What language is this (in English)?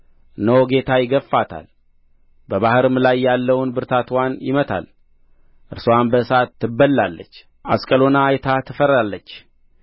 Amharic